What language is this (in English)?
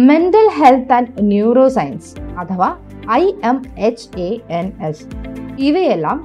Malayalam